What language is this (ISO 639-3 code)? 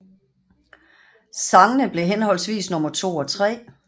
dan